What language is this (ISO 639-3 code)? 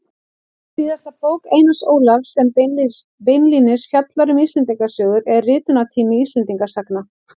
isl